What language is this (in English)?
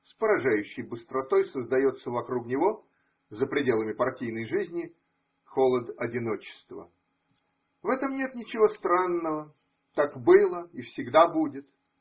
Russian